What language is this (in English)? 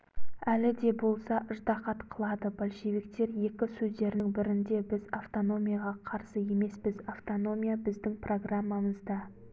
Kazakh